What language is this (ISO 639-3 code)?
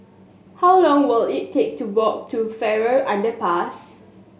eng